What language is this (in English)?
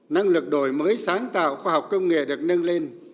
Vietnamese